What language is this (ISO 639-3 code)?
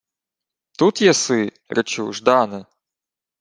ukr